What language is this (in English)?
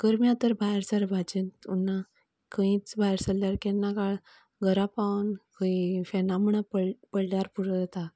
Konkani